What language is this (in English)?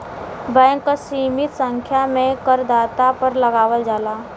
Bhojpuri